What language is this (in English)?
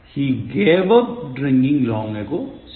Malayalam